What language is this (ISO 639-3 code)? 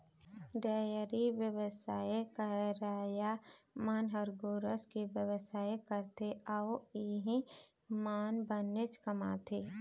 hne